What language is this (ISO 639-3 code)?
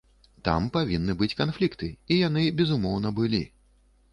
bel